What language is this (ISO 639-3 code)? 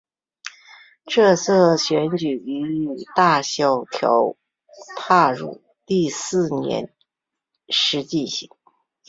zho